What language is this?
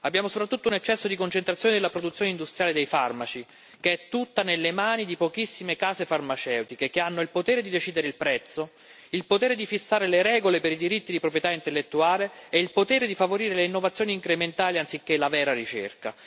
Italian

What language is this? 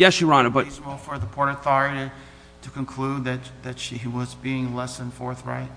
English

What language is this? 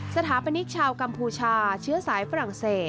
Thai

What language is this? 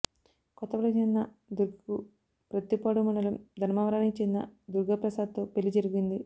Telugu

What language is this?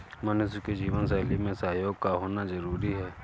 Hindi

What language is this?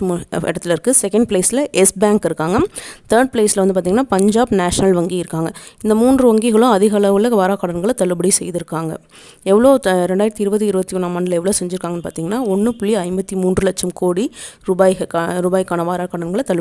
Tamil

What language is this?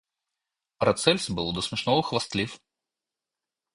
Russian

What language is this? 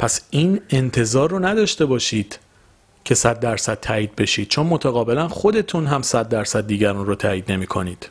Persian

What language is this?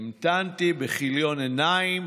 Hebrew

